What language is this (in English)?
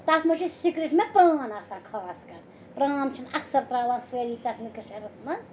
Kashmiri